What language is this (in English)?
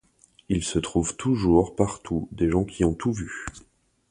French